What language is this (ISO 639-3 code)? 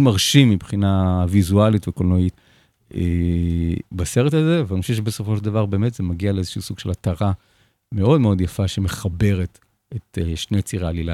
heb